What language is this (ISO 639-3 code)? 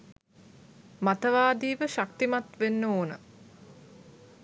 sin